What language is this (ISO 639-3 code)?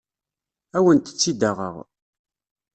kab